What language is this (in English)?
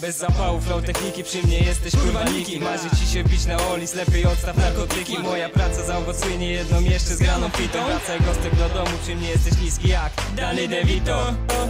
Polish